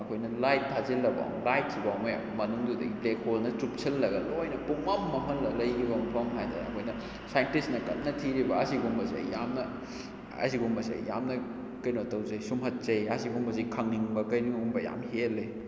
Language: Manipuri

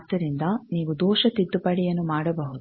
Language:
Kannada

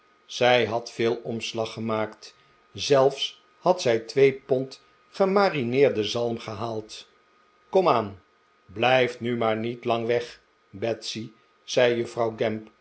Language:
Dutch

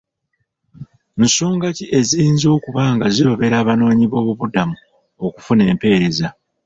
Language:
Ganda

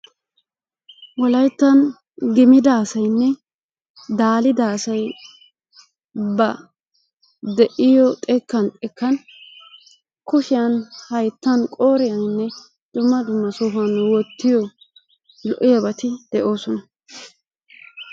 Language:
Wolaytta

